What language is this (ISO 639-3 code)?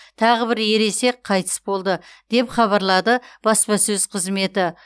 kaz